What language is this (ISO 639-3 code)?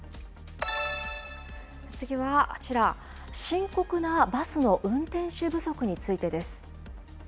jpn